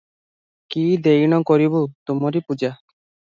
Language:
Odia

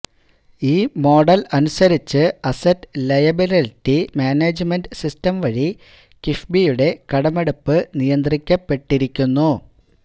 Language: Malayalam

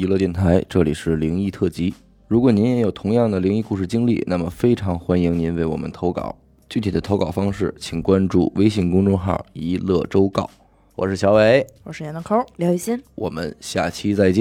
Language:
Chinese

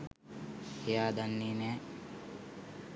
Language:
Sinhala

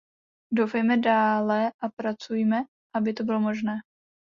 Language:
Czech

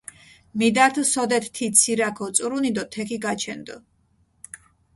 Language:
Mingrelian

